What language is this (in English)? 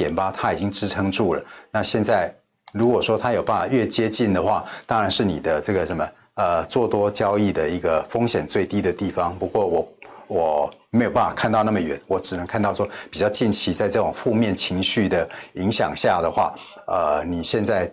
Chinese